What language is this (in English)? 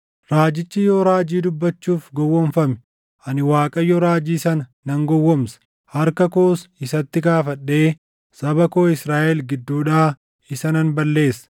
Oromo